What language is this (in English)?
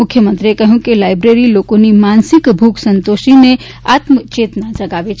Gujarati